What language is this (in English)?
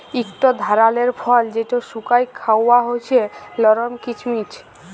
Bangla